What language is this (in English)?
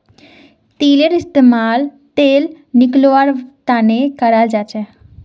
Magahi